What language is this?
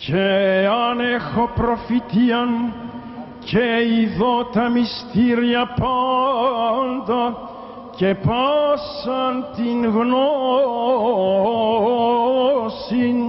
Greek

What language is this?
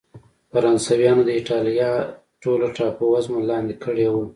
Pashto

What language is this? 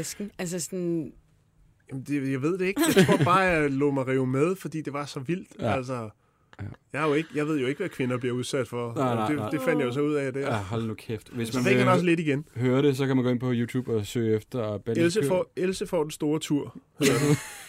Danish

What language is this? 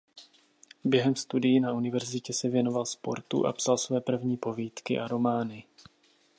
Czech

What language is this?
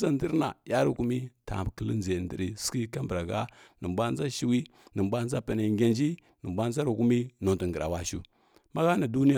Kirya-Konzəl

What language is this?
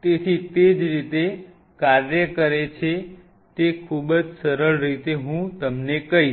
Gujarati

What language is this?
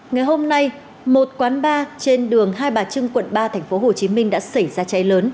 Vietnamese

